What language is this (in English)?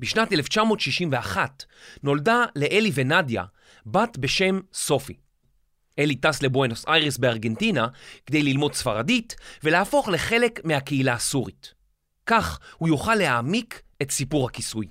Hebrew